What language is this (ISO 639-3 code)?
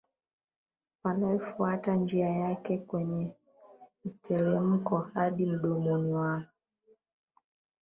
swa